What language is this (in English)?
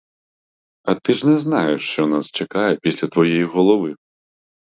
Ukrainian